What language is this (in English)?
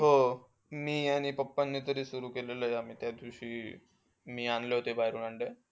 Marathi